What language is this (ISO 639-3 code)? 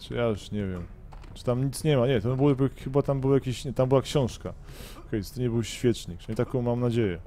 pol